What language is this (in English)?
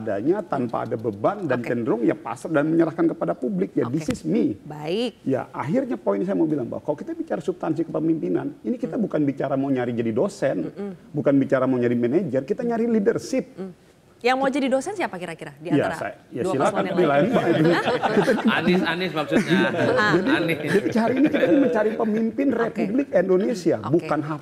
Indonesian